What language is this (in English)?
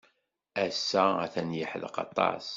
Kabyle